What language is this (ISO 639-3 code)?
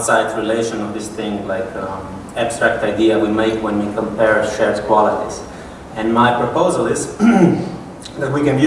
eng